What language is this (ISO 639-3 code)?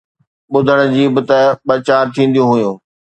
snd